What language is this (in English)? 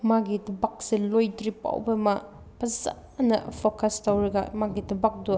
Manipuri